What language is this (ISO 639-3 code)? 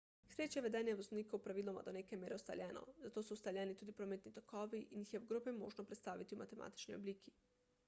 slv